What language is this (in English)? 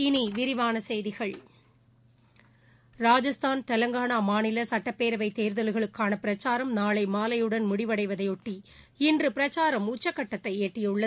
Tamil